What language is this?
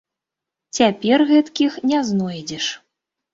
Belarusian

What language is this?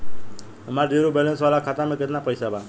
Bhojpuri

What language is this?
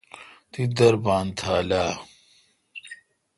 Kalkoti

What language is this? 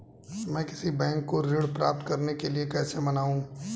Hindi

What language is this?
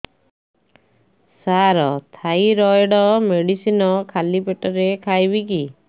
Odia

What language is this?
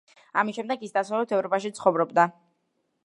Georgian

